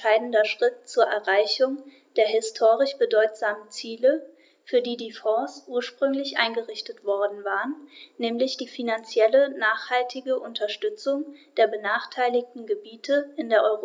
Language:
German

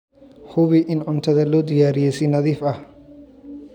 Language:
Somali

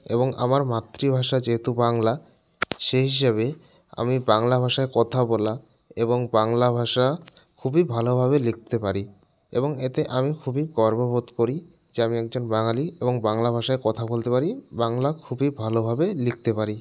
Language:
Bangla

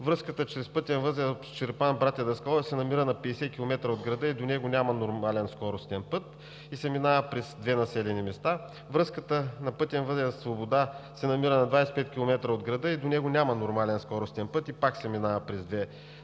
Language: Bulgarian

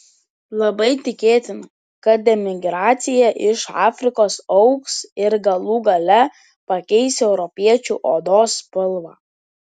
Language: Lithuanian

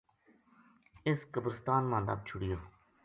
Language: Gujari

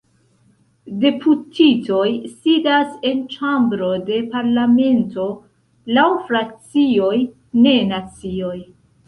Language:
Esperanto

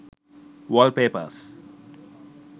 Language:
Sinhala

